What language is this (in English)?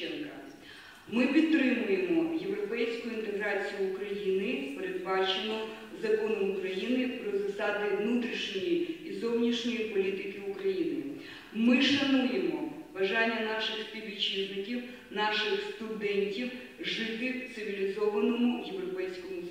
Ukrainian